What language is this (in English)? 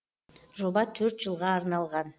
Kazakh